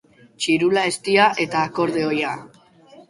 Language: Basque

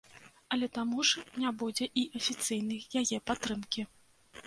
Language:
Belarusian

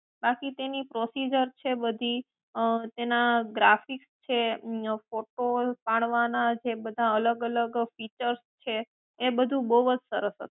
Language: Gujarati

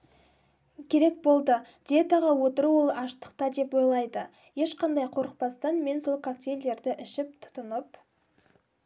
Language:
Kazakh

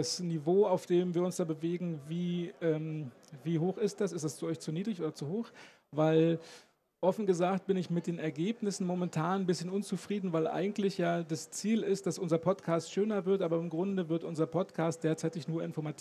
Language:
German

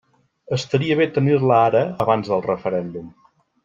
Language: Catalan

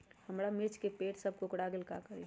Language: Magahi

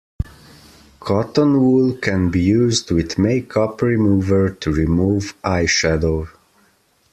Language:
English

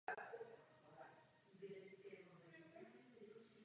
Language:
Czech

